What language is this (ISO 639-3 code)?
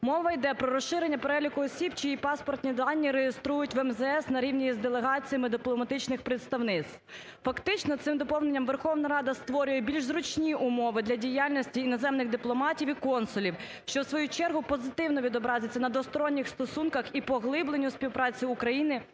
ukr